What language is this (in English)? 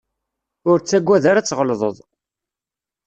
Kabyle